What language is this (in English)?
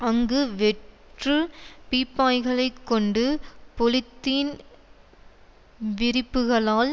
Tamil